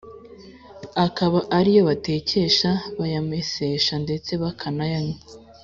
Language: Kinyarwanda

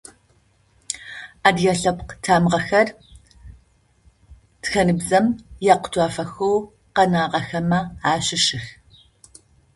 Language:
Adyghe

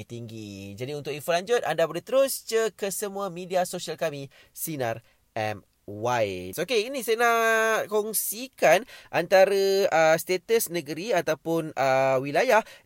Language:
Malay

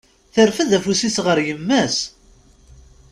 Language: Kabyle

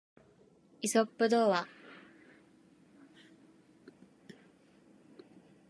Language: Japanese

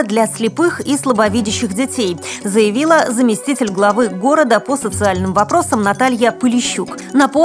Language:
Russian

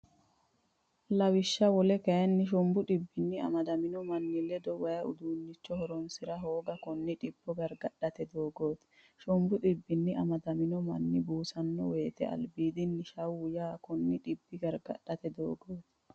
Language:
Sidamo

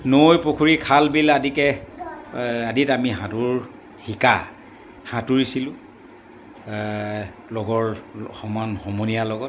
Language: Assamese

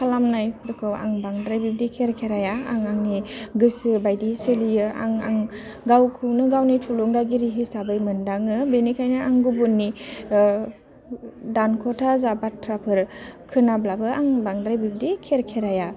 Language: Bodo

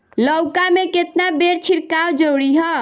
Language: Bhojpuri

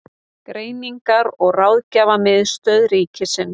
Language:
Icelandic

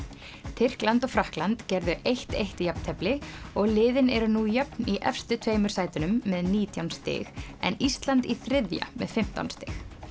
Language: Icelandic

